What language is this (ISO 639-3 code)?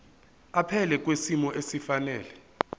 zul